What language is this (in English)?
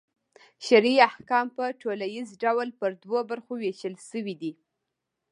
Pashto